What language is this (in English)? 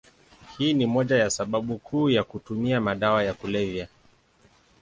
Swahili